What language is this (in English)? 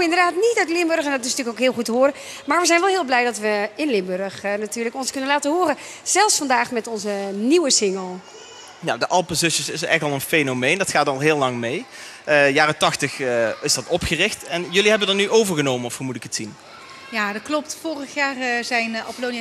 Dutch